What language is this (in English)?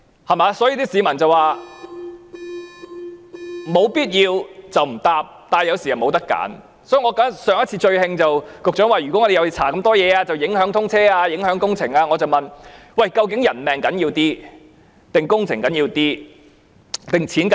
Cantonese